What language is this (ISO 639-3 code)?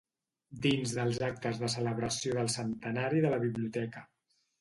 cat